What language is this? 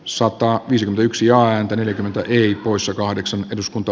Finnish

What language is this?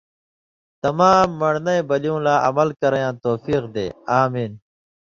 Indus Kohistani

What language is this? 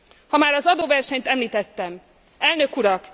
Hungarian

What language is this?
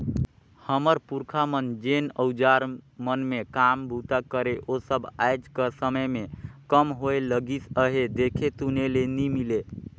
Chhattisgarhi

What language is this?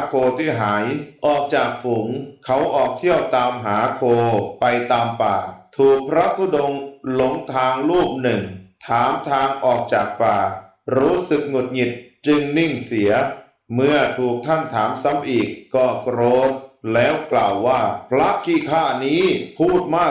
Thai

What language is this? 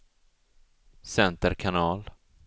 Swedish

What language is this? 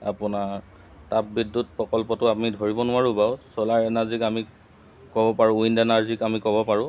Assamese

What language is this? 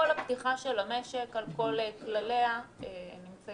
Hebrew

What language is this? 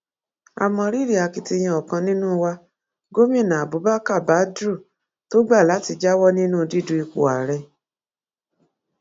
Yoruba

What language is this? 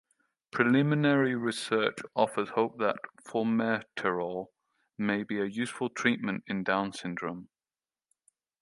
English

